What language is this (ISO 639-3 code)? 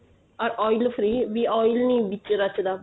pan